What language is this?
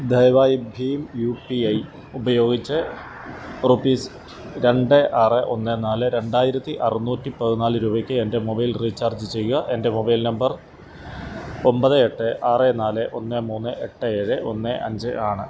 Malayalam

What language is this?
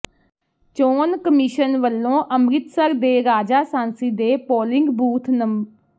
Punjabi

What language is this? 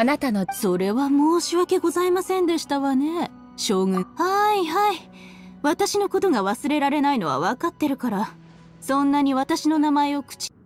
Japanese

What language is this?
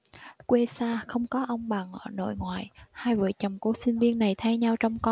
Vietnamese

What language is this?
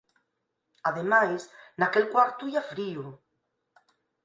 Galician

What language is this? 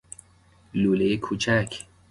Persian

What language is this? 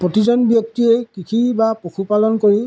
Assamese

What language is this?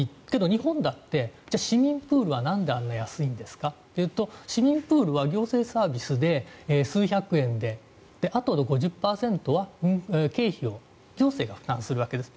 Japanese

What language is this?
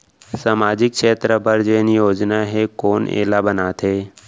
Chhattisgarhi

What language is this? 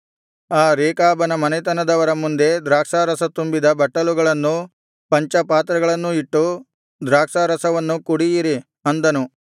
Kannada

